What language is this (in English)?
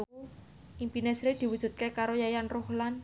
Javanese